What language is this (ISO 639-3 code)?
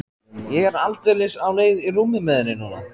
isl